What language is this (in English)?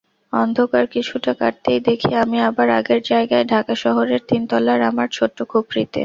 Bangla